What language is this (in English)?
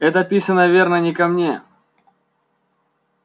Russian